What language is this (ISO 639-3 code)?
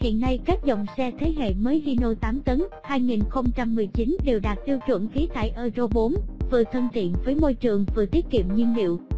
vie